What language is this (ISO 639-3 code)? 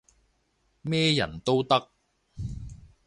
yue